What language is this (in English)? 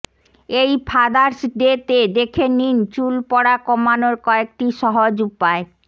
Bangla